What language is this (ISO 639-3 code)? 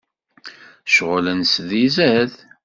kab